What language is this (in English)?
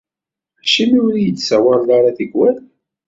Kabyle